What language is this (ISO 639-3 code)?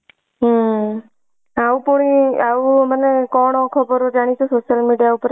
ori